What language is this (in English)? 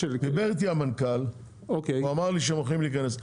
Hebrew